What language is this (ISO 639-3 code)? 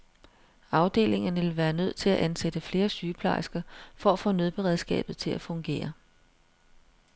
dan